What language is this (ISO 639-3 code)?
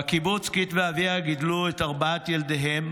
heb